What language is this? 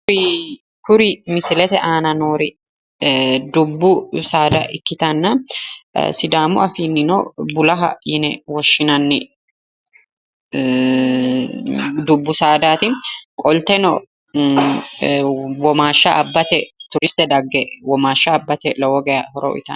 Sidamo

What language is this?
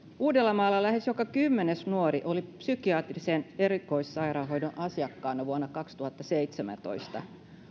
Finnish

